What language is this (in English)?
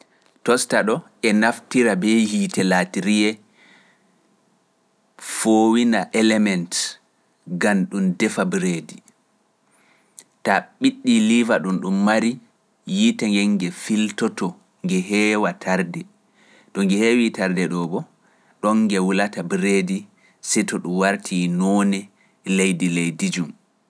Pular